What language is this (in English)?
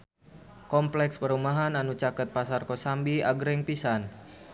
Sundanese